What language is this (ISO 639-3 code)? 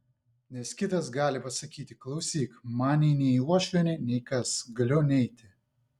lit